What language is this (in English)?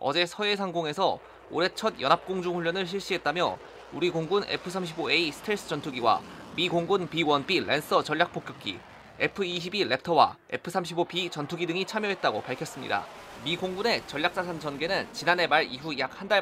Korean